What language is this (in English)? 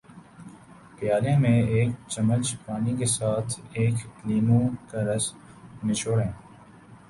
Urdu